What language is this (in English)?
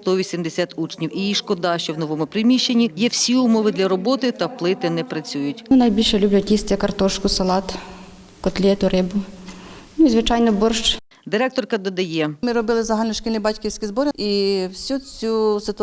Ukrainian